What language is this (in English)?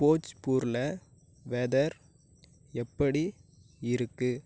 Tamil